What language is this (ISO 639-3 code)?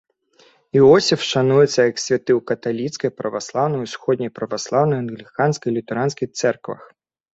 bel